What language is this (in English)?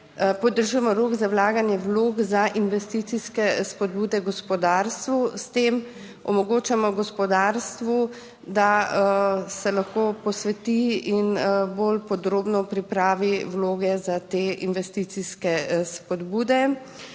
Slovenian